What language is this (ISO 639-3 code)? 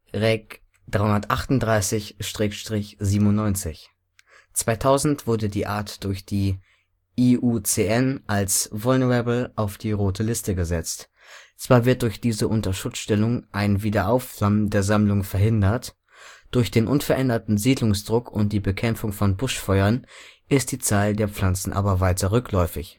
deu